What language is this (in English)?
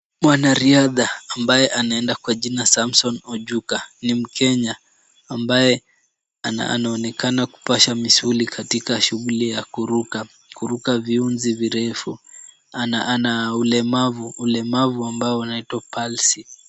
Swahili